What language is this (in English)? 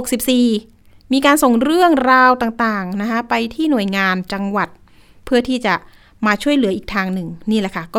Thai